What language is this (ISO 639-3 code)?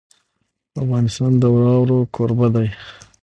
pus